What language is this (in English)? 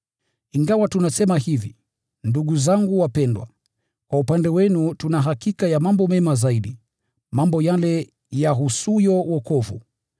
Swahili